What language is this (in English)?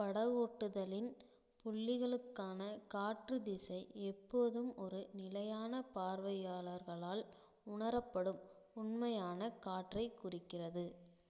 Tamil